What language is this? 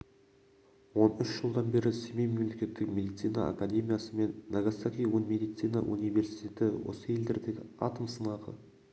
Kazakh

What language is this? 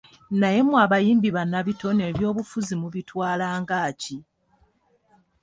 Ganda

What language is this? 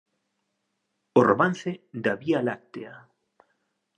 Galician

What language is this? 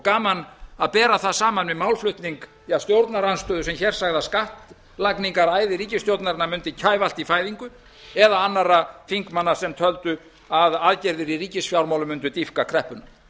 Icelandic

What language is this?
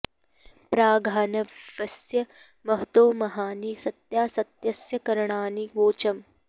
Sanskrit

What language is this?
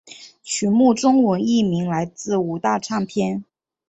Chinese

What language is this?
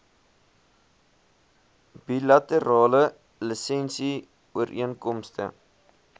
Afrikaans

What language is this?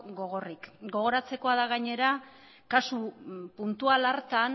Basque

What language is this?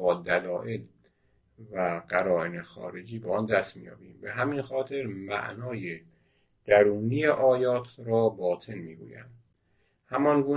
Persian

